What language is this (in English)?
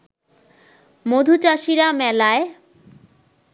Bangla